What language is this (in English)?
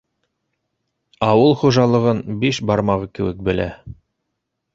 Bashkir